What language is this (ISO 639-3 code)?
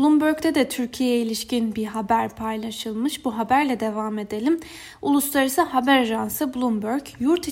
tur